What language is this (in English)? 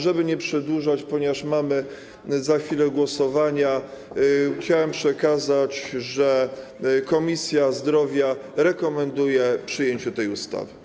Polish